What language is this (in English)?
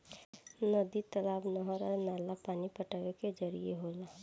Bhojpuri